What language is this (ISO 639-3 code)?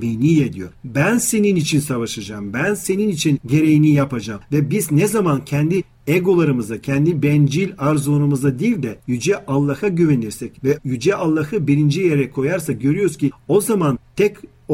tur